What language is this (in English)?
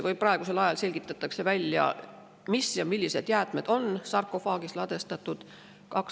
Estonian